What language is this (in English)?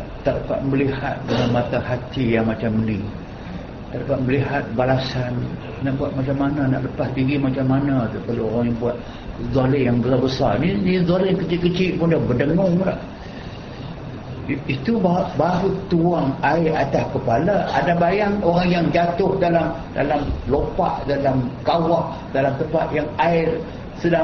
Malay